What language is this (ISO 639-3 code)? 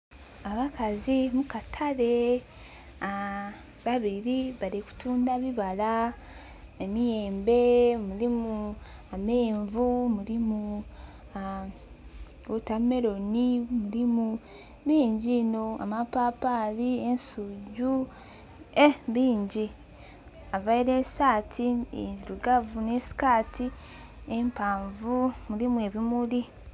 xog